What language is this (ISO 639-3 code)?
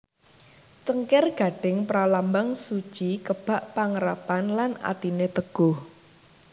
jav